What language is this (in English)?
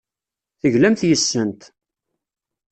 Kabyle